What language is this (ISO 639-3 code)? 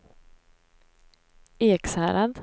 swe